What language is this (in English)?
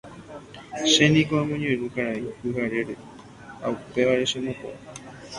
Guarani